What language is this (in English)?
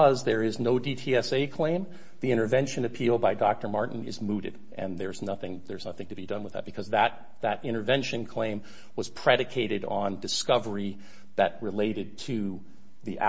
English